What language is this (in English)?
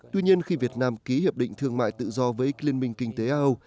Vietnamese